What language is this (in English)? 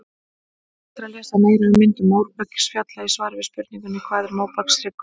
Icelandic